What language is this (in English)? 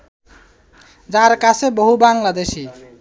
Bangla